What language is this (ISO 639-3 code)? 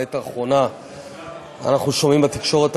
heb